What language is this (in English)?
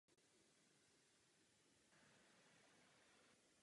Czech